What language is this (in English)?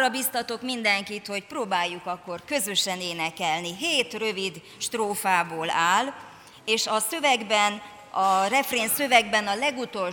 Hungarian